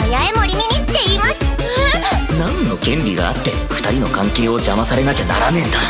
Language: Japanese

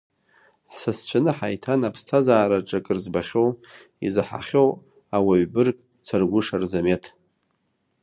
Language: Abkhazian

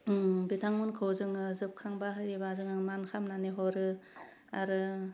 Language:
Bodo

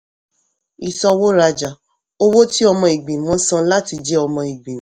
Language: Yoruba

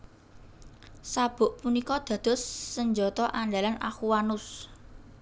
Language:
Javanese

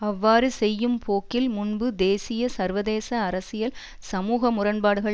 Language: Tamil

